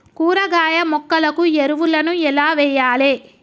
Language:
Telugu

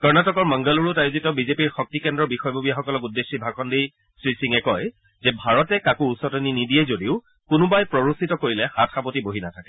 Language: Assamese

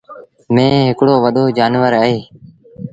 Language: Sindhi Bhil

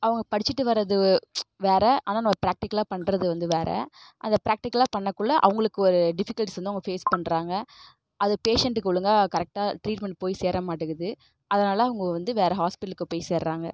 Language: Tamil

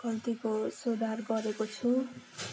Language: Nepali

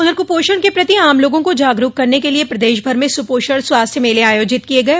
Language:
Hindi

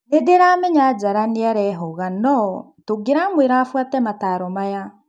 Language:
Kikuyu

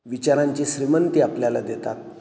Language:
Marathi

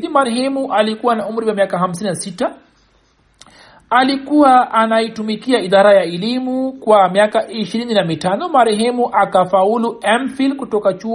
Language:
Swahili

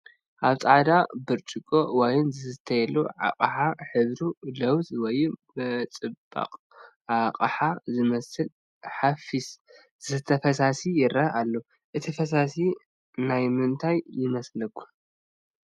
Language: Tigrinya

